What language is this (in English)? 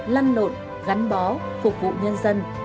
Vietnamese